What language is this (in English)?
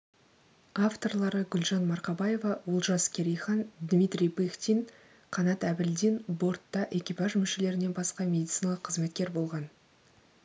Kazakh